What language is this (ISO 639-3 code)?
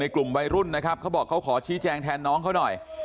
tha